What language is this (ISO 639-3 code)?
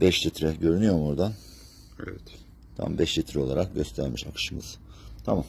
tur